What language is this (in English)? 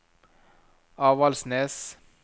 Norwegian